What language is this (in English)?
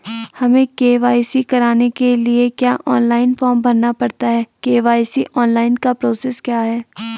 Hindi